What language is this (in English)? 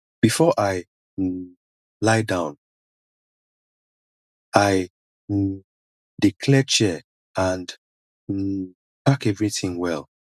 Nigerian Pidgin